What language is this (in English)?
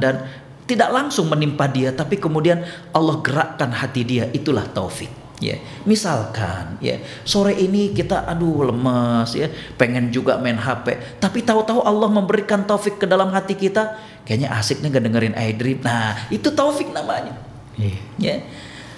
Indonesian